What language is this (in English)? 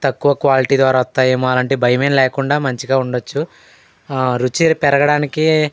Telugu